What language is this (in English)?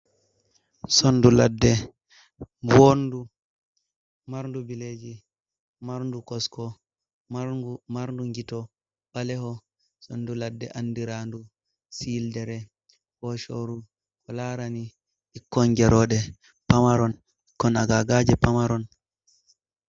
Fula